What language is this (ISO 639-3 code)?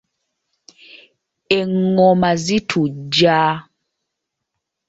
lug